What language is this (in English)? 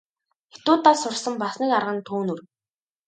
Mongolian